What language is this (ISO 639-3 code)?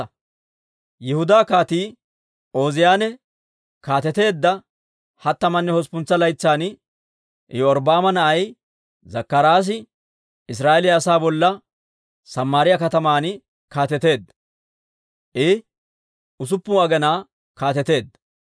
dwr